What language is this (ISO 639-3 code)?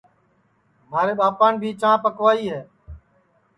ssi